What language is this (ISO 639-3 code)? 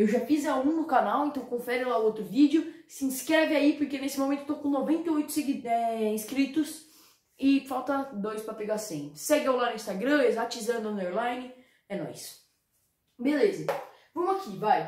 por